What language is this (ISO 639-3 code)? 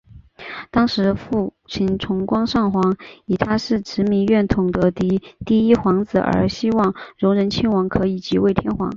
zho